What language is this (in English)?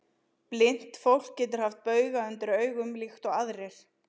Icelandic